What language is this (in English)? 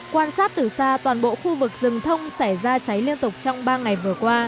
Vietnamese